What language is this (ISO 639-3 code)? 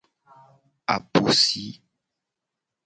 gej